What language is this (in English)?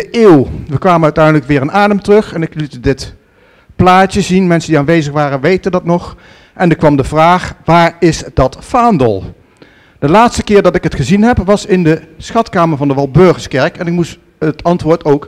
Dutch